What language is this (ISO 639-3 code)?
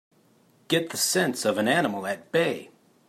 eng